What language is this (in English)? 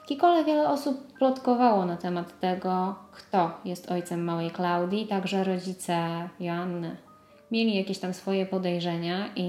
Polish